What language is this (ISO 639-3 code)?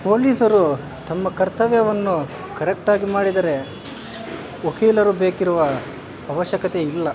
kan